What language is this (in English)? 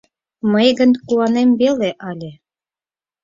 Mari